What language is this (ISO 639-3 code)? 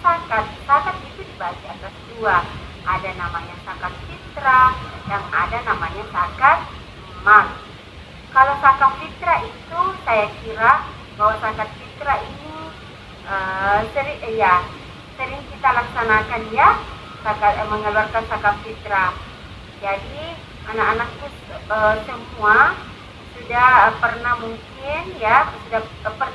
ind